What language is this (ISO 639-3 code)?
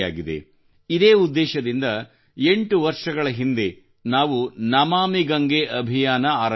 kan